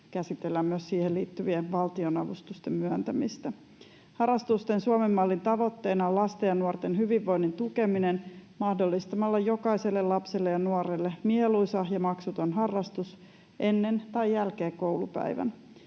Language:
Finnish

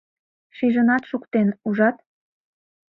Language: Mari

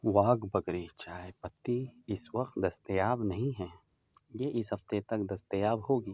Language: Urdu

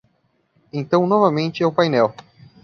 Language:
Portuguese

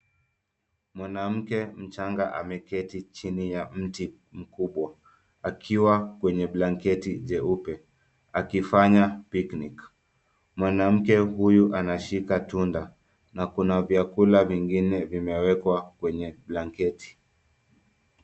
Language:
Swahili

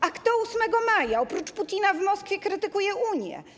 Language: Polish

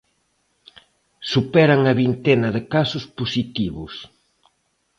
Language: Galician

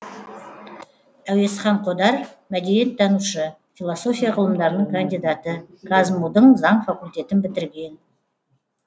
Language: Kazakh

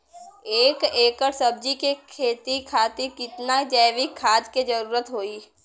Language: Bhojpuri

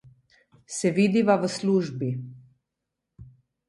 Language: Slovenian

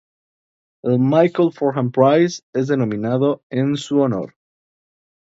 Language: Spanish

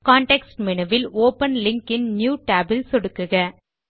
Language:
Tamil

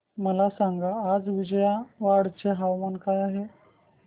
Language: Marathi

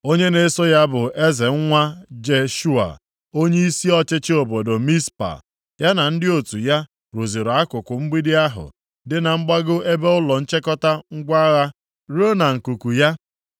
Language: Igbo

